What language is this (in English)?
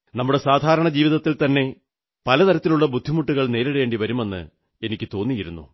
Malayalam